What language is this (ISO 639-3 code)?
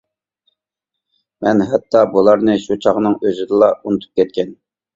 uig